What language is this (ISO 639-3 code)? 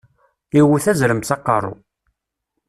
kab